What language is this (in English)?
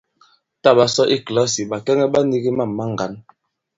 Bankon